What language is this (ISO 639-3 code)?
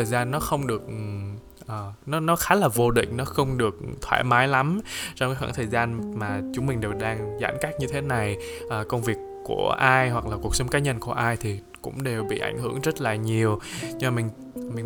vie